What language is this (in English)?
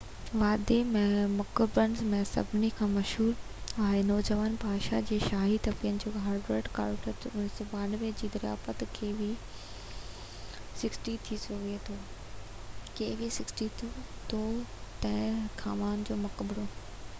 Sindhi